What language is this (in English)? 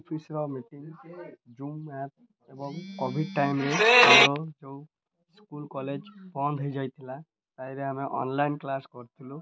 Odia